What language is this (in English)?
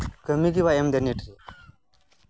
Santali